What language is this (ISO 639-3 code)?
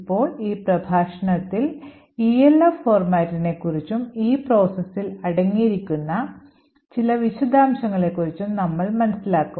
mal